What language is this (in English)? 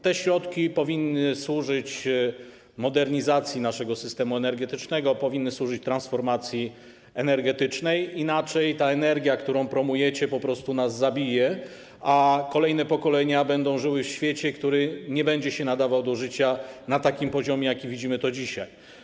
Polish